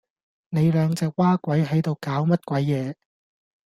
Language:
Cantonese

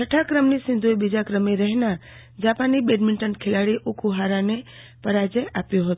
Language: Gujarati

